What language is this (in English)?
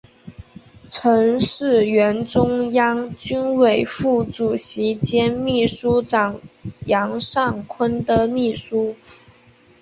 Chinese